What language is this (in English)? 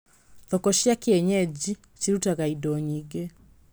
Kikuyu